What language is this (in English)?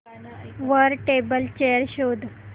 Marathi